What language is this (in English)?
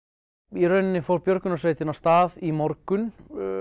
Icelandic